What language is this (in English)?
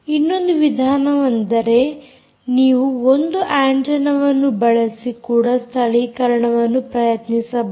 Kannada